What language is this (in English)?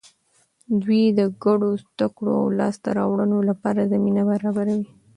Pashto